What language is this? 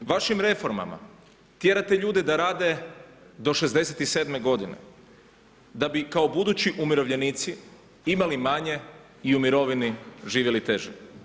Croatian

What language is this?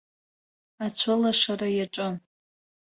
Abkhazian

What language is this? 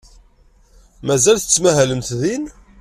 Kabyle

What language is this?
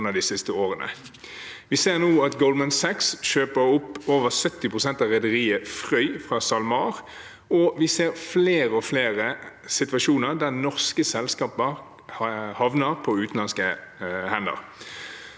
Norwegian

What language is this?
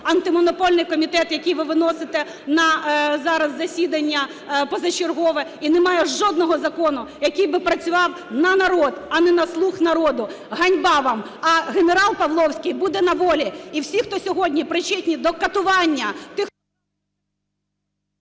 Ukrainian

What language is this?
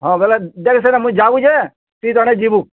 Odia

